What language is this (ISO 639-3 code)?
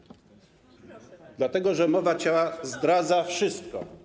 pol